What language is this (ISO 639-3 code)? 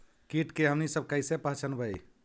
mag